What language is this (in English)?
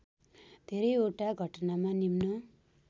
Nepali